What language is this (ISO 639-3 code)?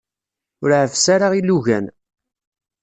kab